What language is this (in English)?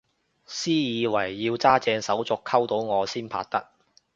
Cantonese